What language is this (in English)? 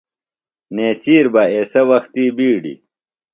Phalura